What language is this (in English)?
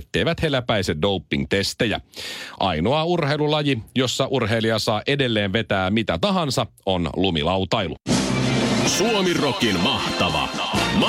Finnish